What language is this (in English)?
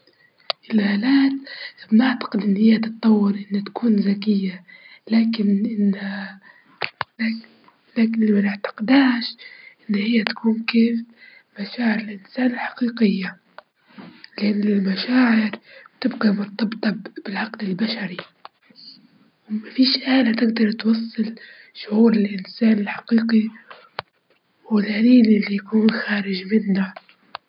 Libyan Arabic